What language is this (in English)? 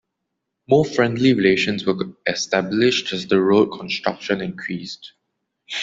English